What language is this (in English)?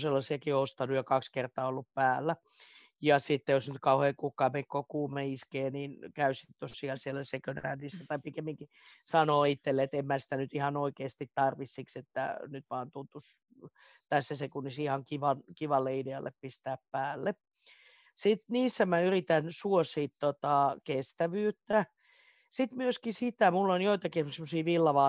Finnish